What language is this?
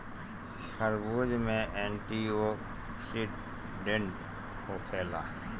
Bhojpuri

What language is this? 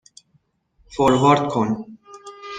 Persian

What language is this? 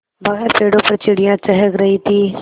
Hindi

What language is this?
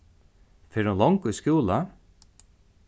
Faroese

